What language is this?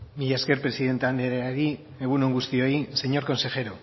Basque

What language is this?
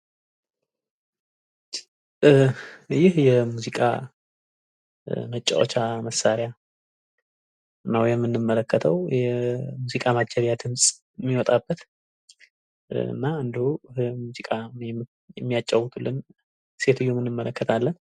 Amharic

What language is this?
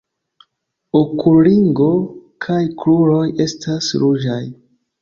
Esperanto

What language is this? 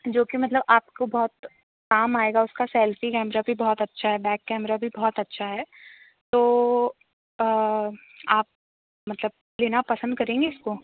Hindi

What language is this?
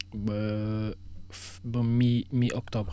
Wolof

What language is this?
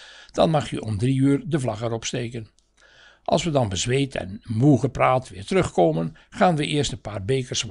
Dutch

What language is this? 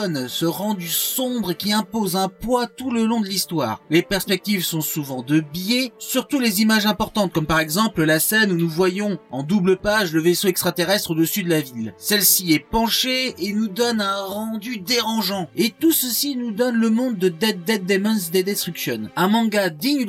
French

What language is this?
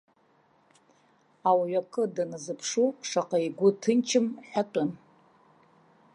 Abkhazian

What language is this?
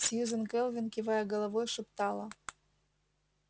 Russian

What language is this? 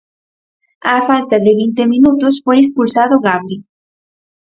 Galician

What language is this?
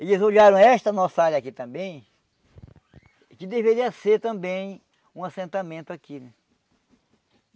Portuguese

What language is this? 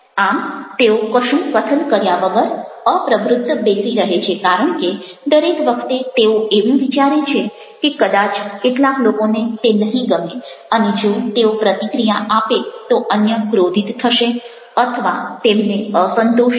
Gujarati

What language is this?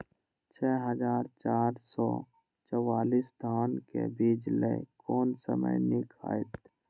Maithili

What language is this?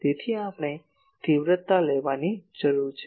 Gujarati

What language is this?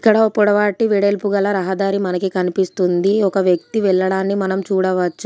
Telugu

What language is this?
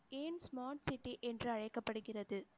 Tamil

